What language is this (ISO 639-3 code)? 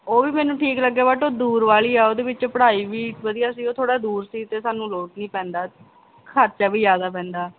pan